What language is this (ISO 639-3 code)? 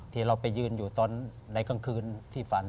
tha